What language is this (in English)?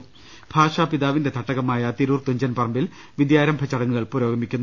Malayalam